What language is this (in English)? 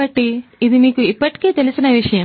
Telugu